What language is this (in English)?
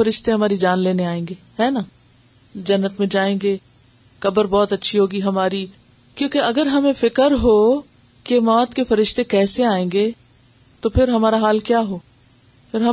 Urdu